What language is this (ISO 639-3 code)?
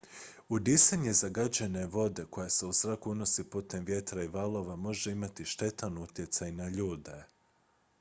hrv